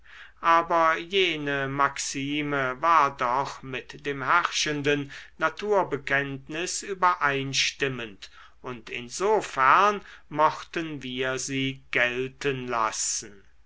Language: German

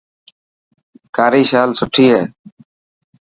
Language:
Dhatki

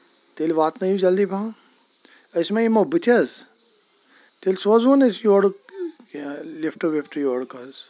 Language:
Kashmiri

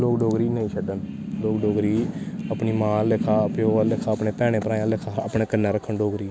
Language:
Dogri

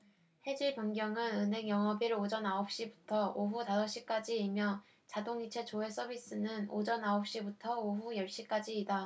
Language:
Korean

